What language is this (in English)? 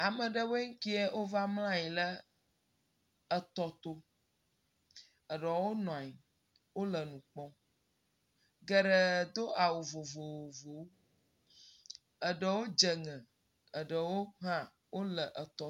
Ewe